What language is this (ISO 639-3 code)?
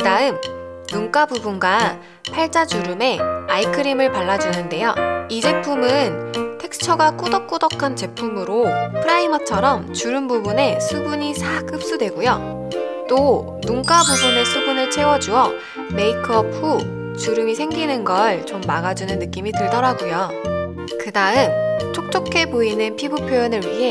kor